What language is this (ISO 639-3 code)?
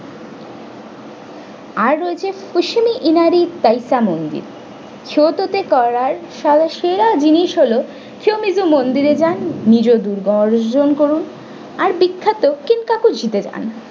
ben